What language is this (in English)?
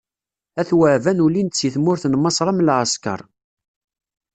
Kabyle